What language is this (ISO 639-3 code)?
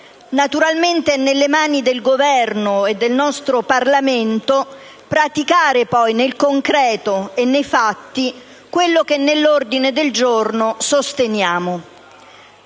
ita